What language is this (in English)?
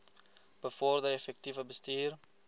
Afrikaans